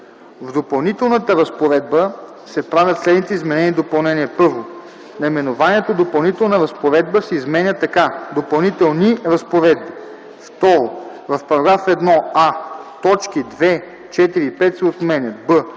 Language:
Bulgarian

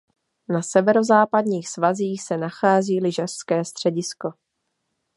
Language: Czech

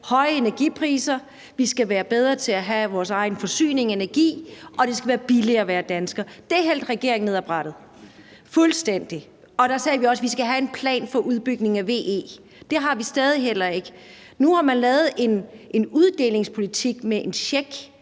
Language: Danish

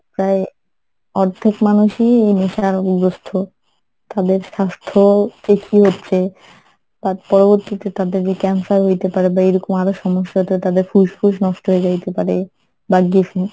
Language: Bangla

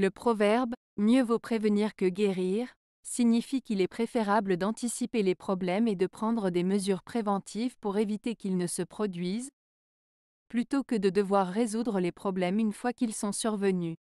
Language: French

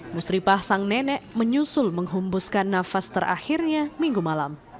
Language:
Indonesian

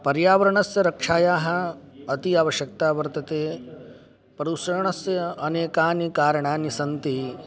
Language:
Sanskrit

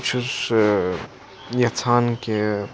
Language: Kashmiri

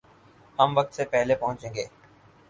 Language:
Urdu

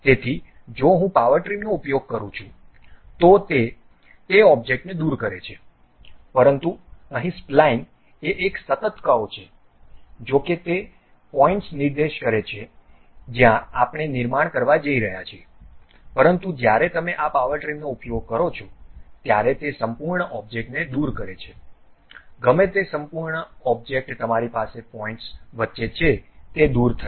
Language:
Gujarati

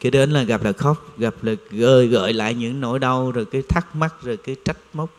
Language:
Vietnamese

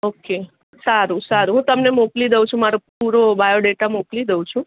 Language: Gujarati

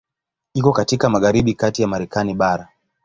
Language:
Swahili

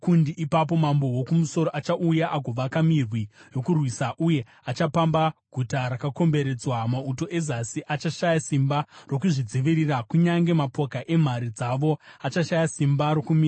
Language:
Shona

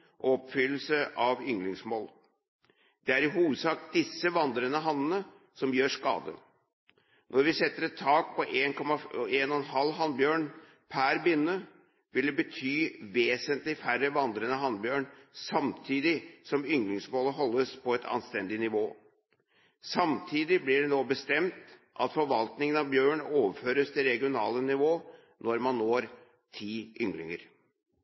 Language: Norwegian Bokmål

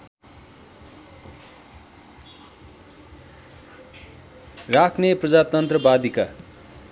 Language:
Nepali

